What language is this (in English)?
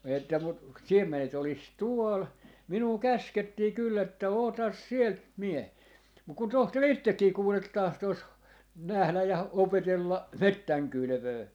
Finnish